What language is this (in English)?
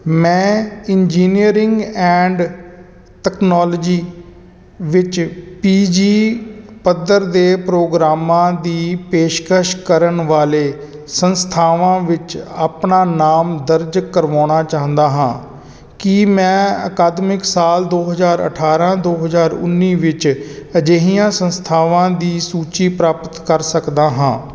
Punjabi